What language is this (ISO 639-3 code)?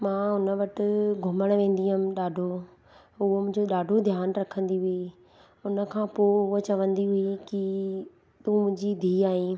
snd